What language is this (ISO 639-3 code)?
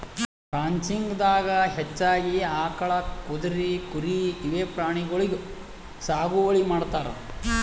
kan